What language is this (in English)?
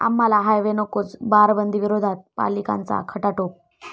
Marathi